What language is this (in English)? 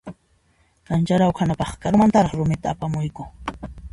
Puno Quechua